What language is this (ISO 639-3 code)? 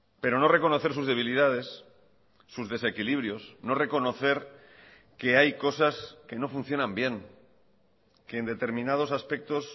spa